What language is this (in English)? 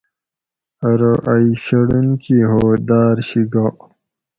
Gawri